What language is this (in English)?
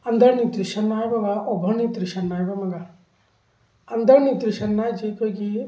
Manipuri